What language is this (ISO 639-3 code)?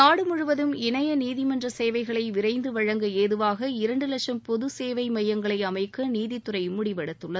tam